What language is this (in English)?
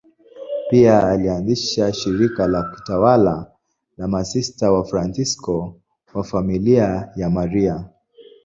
Swahili